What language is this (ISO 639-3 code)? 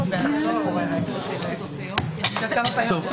heb